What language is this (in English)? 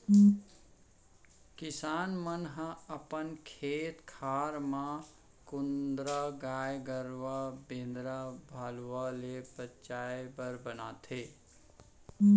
Chhattisgarhi